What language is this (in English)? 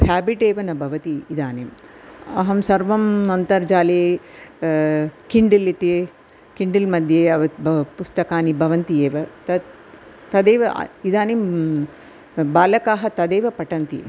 Sanskrit